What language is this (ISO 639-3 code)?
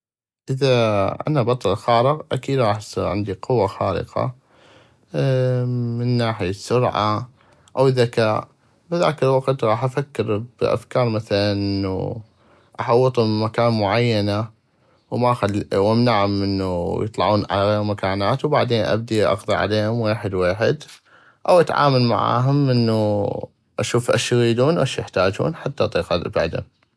ayp